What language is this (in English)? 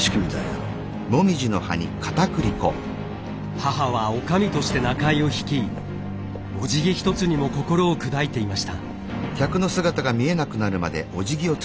Japanese